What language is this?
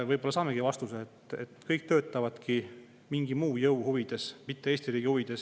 Estonian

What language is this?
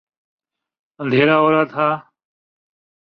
Urdu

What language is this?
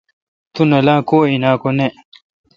Kalkoti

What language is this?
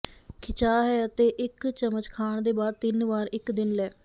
Punjabi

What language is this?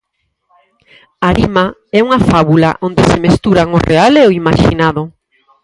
Galician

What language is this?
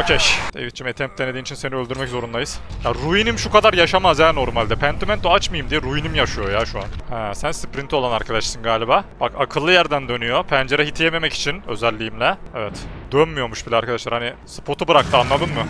Turkish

